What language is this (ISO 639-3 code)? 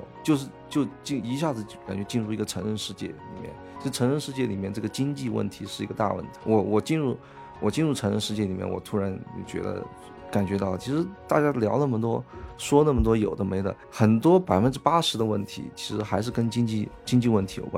zho